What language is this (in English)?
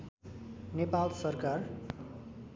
Nepali